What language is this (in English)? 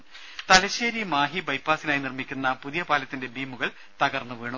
Malayalam